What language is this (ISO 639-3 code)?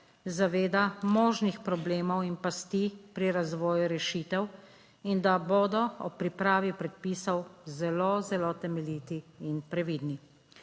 slv